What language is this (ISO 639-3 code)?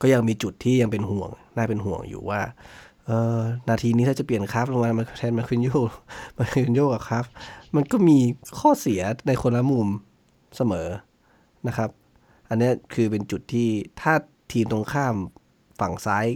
tha